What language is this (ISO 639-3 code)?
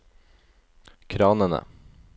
nor